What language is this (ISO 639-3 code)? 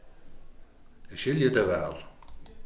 fao